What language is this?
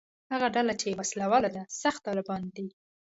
Pashto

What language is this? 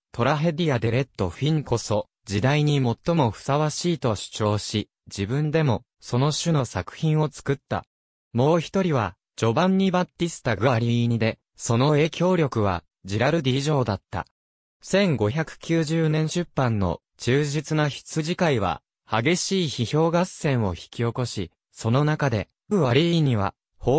Japanese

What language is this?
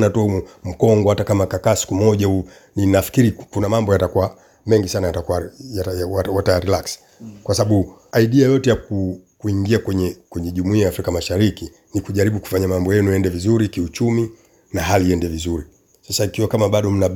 Swahili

